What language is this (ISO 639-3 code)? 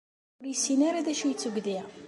kab